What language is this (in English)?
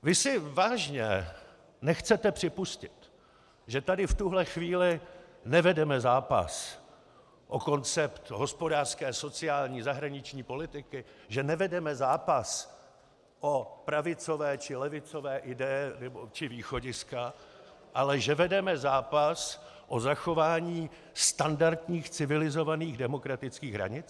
Czech